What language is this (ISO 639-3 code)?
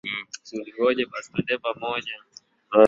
swa